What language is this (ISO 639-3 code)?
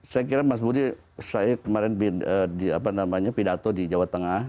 ind